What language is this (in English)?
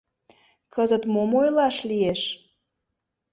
Mari